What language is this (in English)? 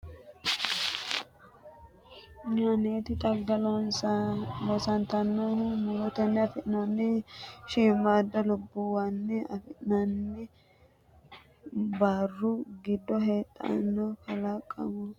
Sidamo